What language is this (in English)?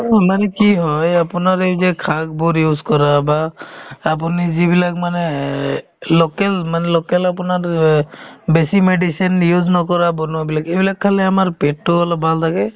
Assamese